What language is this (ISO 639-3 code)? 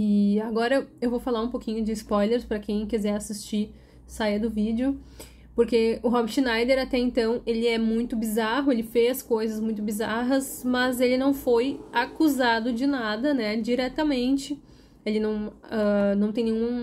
por